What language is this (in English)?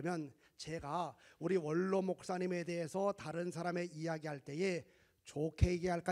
Korean